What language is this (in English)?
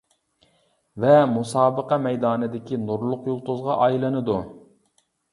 Uyghur